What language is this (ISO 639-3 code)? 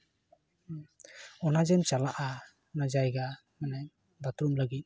sat